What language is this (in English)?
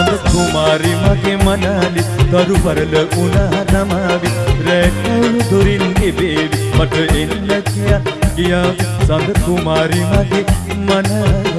Indonesian